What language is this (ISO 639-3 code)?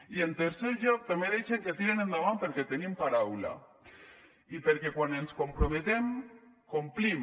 cat